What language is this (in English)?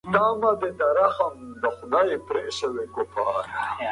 Pashto